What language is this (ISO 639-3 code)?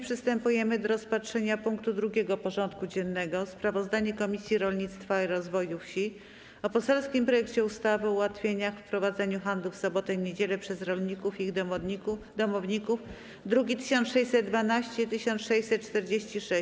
pol